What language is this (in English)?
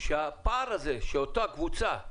Hebrew